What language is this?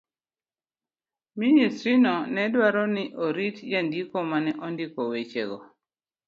Luo (Kenya and Tanzania)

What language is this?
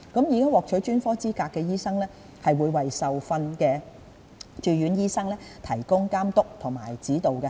Cantonese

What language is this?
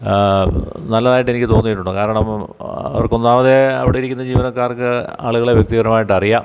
Malayalam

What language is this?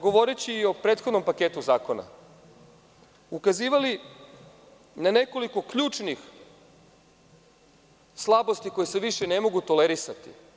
Serbian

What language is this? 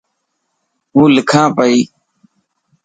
Dhatki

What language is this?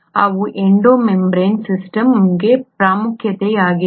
Kannada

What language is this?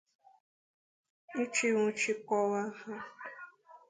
Igbo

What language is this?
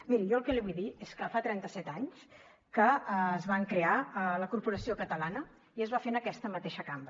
Catalan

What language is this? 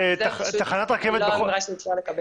Hebrew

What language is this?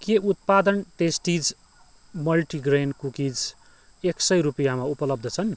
Nepali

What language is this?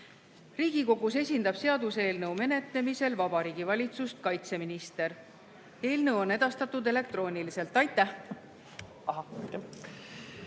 Estonian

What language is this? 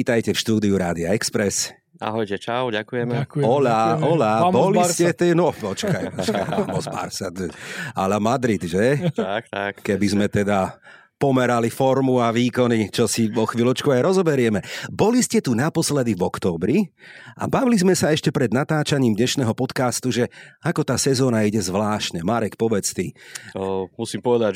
Slovak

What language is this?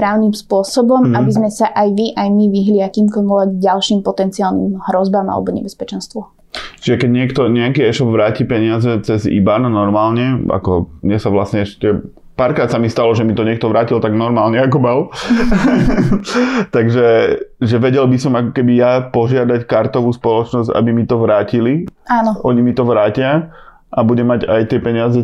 Slovak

